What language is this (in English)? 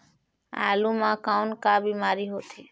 Chhattisgarhi